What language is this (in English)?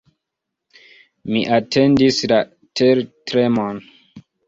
Esperanto